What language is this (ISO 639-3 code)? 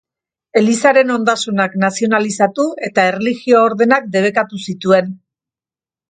eus